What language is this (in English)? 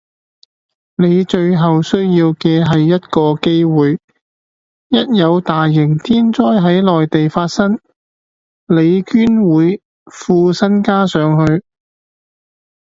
Cantonese